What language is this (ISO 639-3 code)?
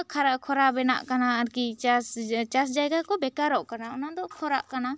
sat